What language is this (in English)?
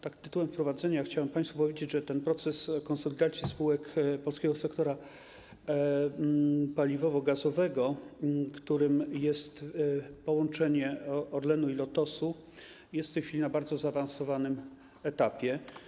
Polish